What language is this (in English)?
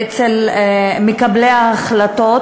Hebrew